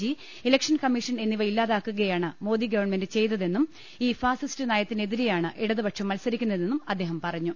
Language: Malayalam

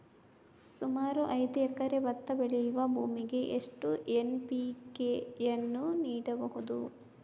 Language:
Kannada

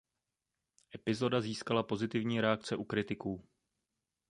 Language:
Czech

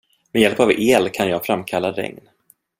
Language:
Swedish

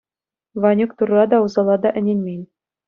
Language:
Chuvash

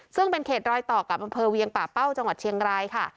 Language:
Thai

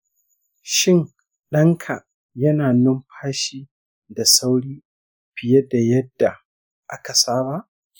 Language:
Hausa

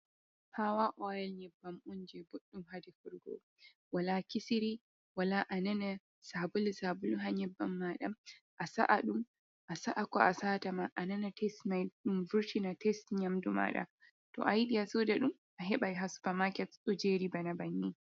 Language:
Fula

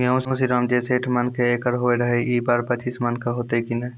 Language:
Maithili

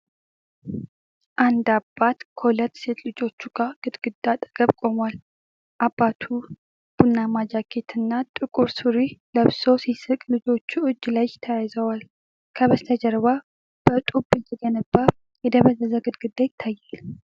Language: Amharic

